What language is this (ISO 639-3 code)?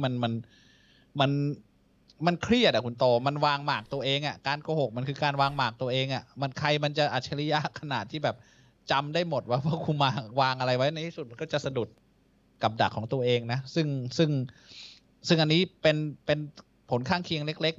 tha